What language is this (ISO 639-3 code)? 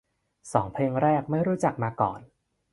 tha